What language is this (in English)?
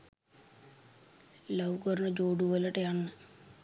Sinhala